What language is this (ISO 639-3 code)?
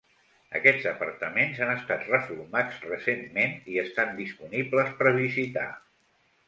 cat